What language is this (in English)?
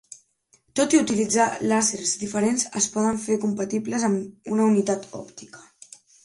Catalan